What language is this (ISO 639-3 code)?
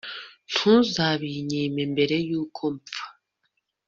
kin